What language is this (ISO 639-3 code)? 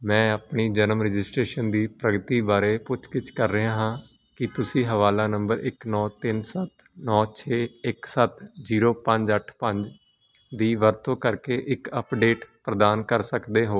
pan